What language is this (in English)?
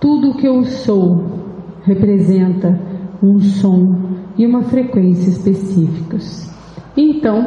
Portuguese